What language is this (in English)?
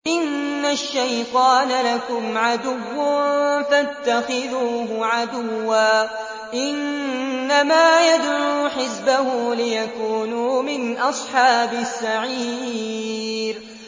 Arabic